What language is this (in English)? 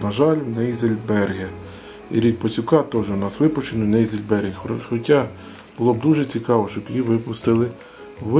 Ukrainian